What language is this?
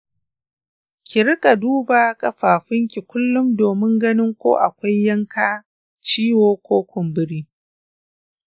Hausa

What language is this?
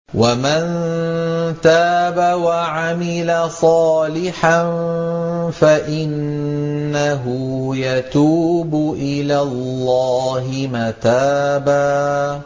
Arabic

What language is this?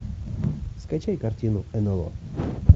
Russian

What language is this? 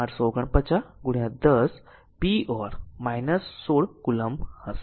Gujarati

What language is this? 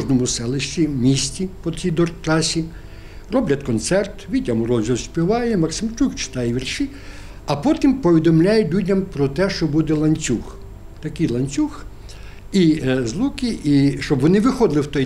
Ukrainian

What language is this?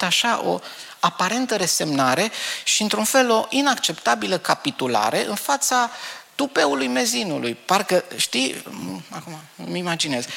Romanian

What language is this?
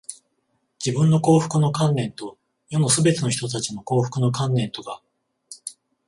Japanese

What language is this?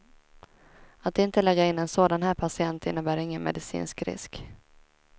Swedish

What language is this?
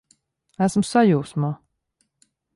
Latvian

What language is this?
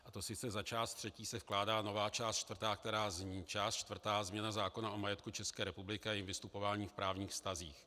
Czech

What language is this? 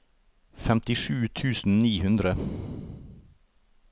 Norwegian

